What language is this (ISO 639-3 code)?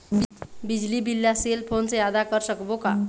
hne